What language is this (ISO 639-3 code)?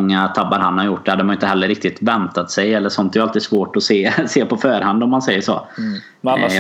swe